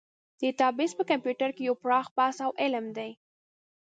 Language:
Pashto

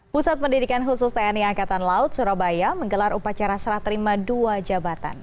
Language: Indonesian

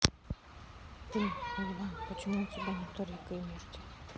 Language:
Russian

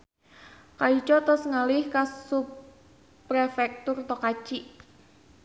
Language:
Sundanese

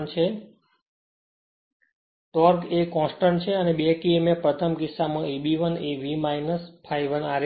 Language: Gujarati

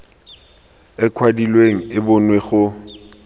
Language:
Tswana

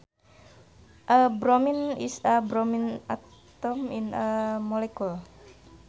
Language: Sundanese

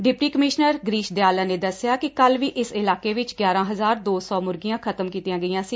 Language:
Punjabi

